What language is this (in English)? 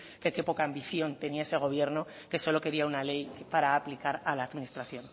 Spanish